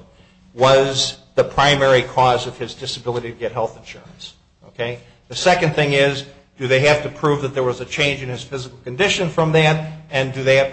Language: English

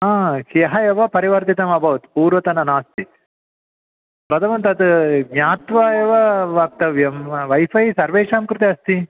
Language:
Sanskrit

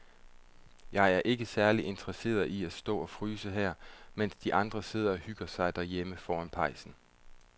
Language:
Danish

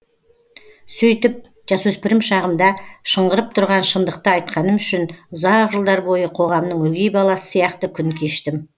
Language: Kazakh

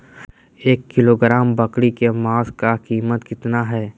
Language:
Magahi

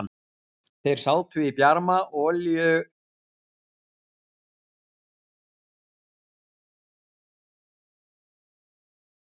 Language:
Icelandic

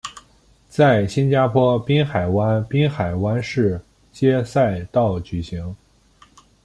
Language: Chinese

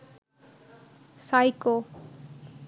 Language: Bangla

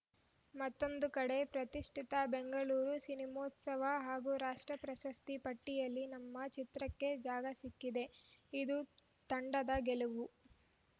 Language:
Kannada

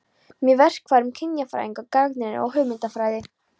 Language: Icelandic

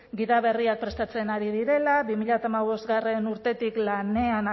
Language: Basque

